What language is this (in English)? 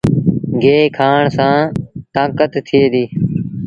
Sindhi Bhil